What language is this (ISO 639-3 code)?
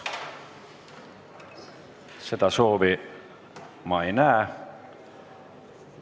est